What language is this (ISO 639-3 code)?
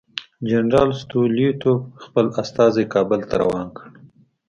pus